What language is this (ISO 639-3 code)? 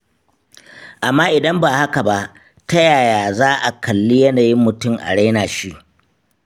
hau